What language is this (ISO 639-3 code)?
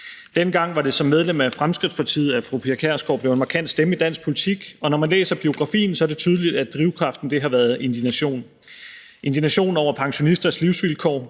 dan